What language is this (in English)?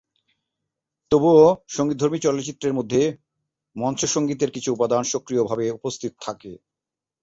Bangla